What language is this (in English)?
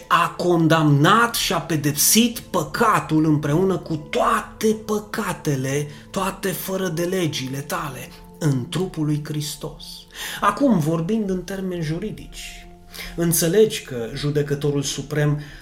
Romanian